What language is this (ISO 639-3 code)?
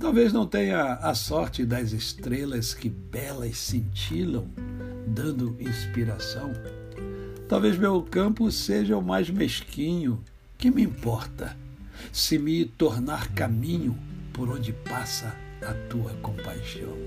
por